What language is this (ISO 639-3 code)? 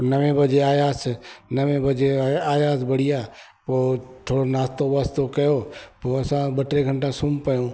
snd